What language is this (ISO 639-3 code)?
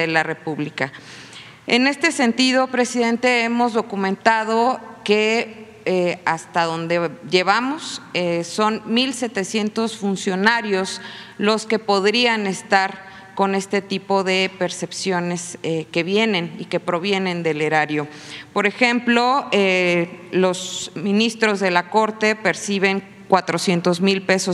spa